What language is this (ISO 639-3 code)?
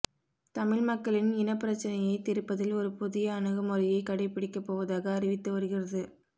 tam